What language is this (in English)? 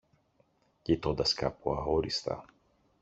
Greek